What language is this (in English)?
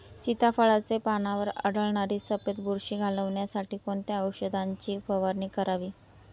Marathi